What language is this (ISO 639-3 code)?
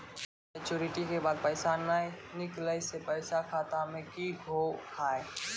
mai